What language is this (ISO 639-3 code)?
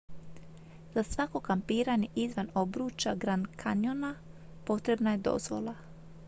hrv